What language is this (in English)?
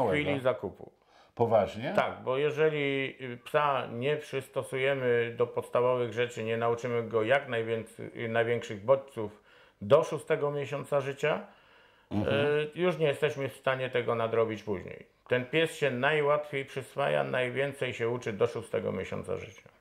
Polish